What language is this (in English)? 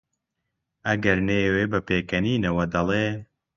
Central Kurdish